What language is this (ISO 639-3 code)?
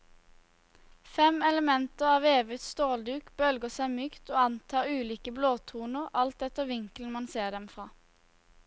nor